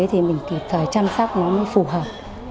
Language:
Vietnamese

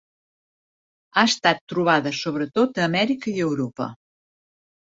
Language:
Catalan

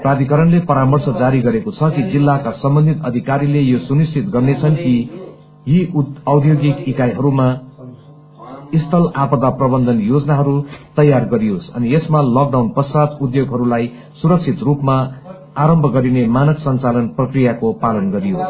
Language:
Nepali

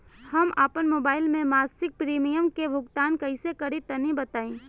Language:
Bhojpuri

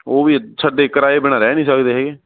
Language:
Punjabi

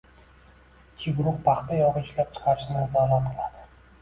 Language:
Uzbek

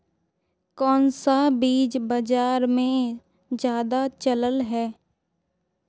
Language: Magahi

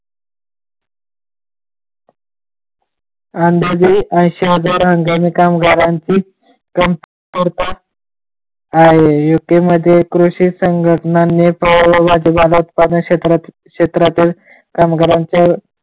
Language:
Marathi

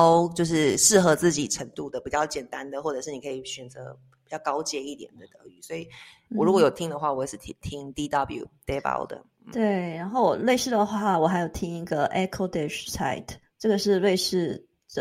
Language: Chinese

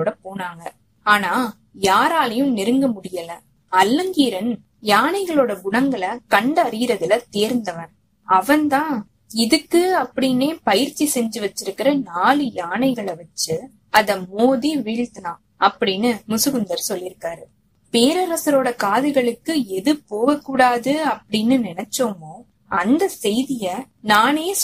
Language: Tamil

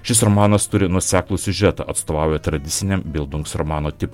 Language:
Lithuanian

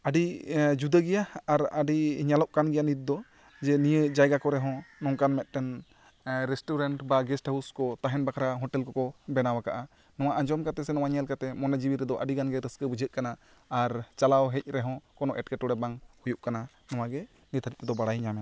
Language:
Santali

